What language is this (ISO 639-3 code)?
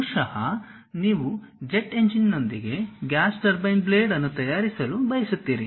kan